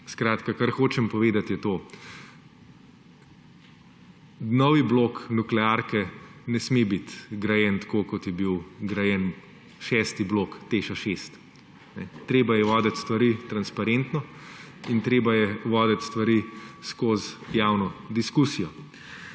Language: Slovenian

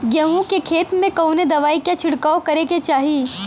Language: Bhojpuri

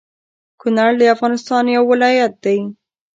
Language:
Pashto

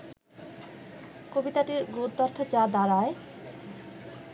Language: Bangla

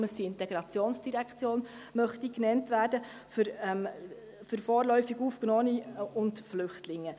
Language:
Swiss German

